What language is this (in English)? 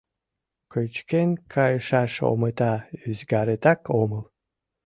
Mari